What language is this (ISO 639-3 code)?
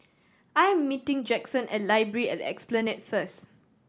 eng